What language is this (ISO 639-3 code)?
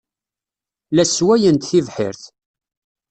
kab